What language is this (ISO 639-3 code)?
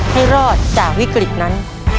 tha